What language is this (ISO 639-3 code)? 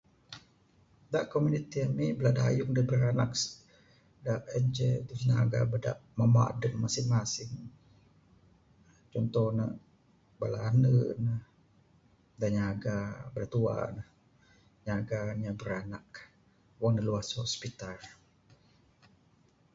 sdo